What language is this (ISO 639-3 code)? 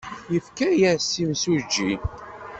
kab